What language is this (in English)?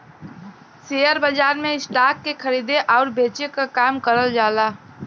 Bhojpuri